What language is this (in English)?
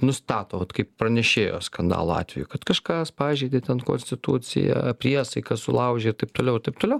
Lithuanian